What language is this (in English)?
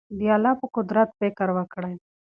Pashto